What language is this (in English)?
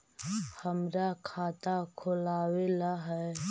Magahi